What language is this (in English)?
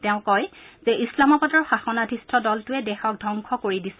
Assamese